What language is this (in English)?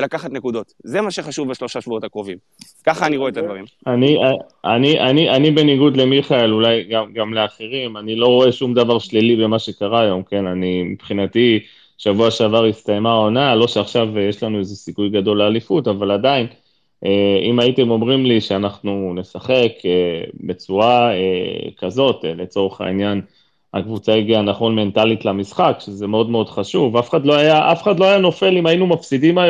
Hebrew